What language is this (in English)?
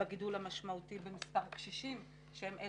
Hebrew